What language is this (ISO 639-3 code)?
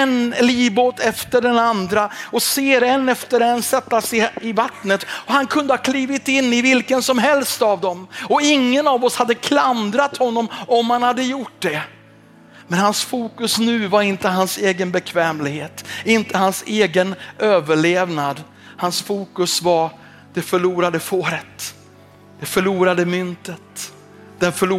swe